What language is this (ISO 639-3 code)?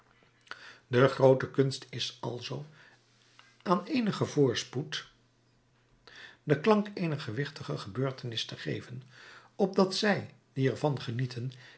nld